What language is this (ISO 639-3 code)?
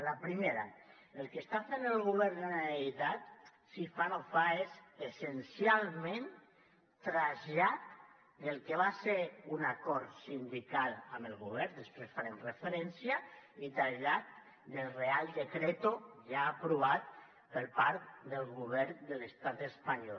cat